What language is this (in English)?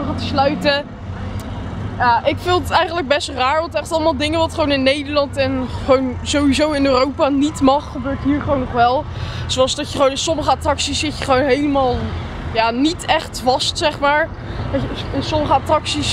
Dutch